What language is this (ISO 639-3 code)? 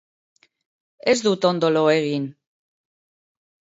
eus